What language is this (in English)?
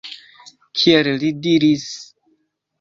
Esperanto